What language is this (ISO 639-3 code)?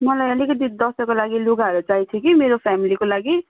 nep